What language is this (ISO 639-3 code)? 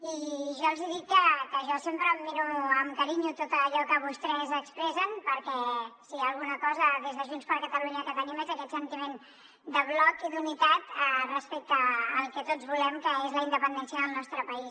cat